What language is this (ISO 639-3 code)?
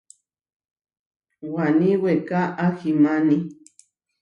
var